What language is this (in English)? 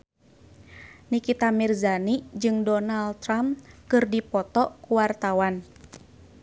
Sundanese